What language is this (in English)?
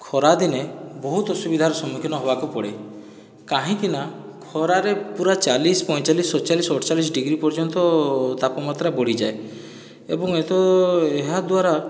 Odia